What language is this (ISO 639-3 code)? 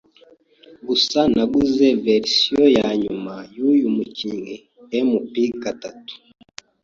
kin